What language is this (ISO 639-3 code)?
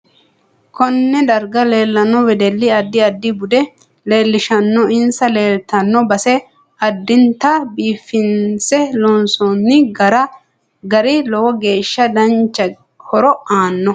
sid